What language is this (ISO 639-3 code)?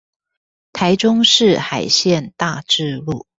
zho